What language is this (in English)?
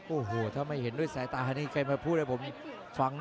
Thai